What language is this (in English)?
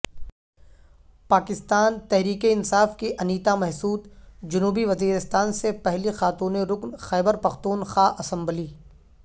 Urdu